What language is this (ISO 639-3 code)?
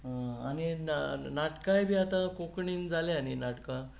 kok